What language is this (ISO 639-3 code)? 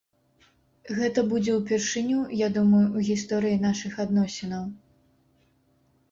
bel